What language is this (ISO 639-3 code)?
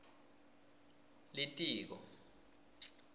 ssw